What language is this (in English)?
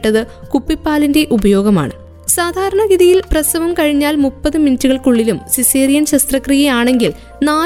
Malayalam